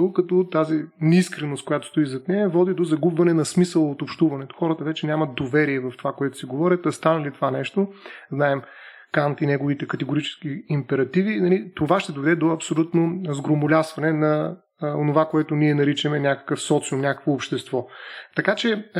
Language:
Bulgarian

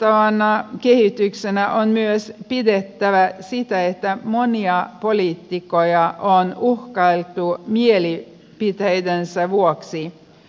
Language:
Finnish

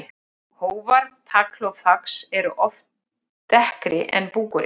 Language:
Icelandic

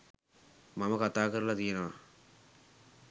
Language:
Sinhala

